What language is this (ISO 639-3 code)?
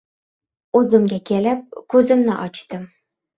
uzb